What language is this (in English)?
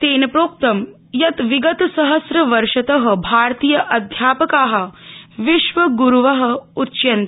Sanskrit